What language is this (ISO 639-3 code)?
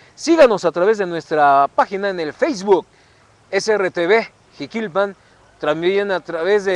spa